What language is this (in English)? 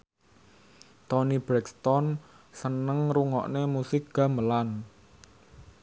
Javanese